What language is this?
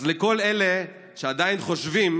Hebrew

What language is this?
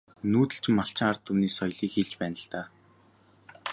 Mongolian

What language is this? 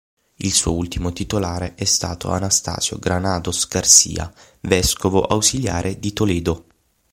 Italian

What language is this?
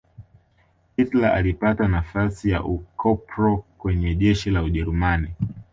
Swahili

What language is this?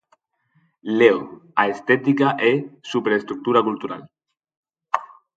Galician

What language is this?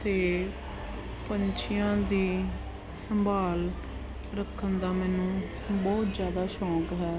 Punjabi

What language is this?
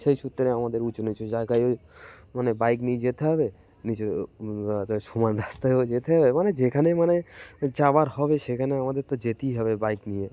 Bangla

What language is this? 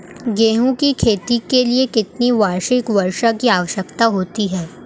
Hindi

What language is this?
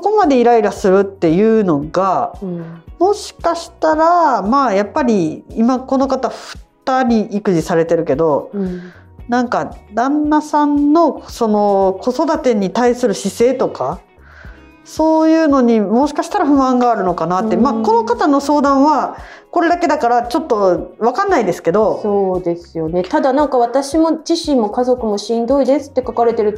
Japanese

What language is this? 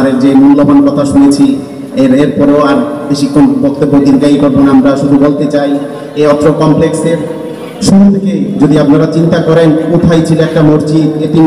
Indonesian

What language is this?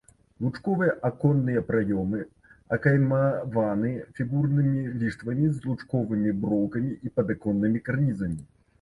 Belarusian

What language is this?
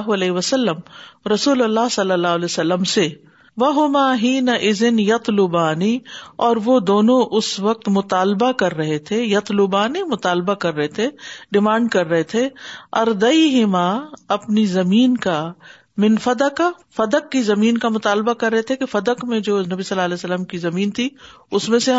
Urdu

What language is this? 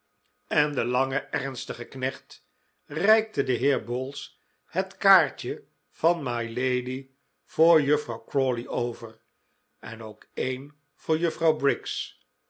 Dutch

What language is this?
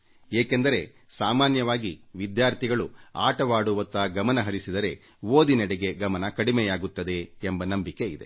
Kannada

